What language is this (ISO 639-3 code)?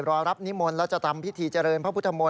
tha